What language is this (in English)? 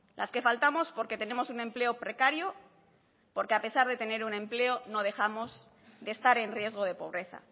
Spanish